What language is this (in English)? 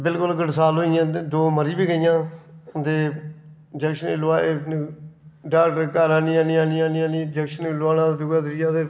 Dogri